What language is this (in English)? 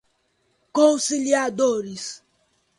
Portuguese